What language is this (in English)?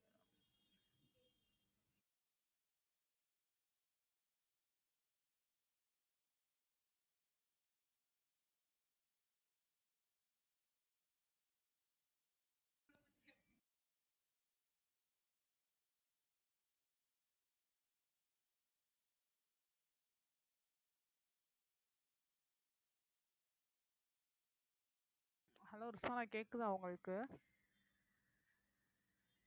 Tamil